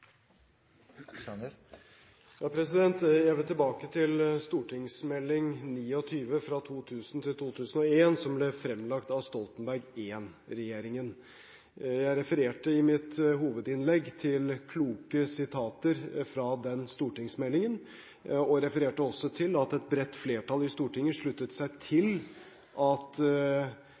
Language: Norwegian Bokmål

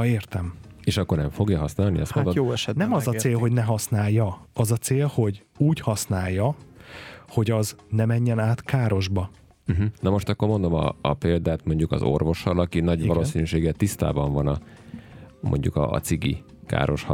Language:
Hungarian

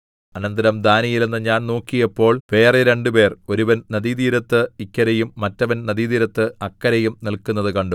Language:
Malayalam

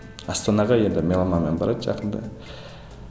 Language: Kazakh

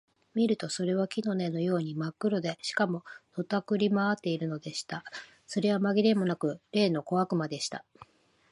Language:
Japanese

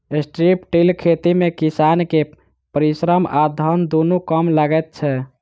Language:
Maithili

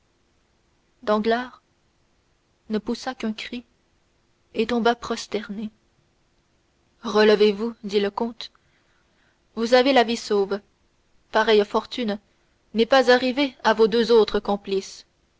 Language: French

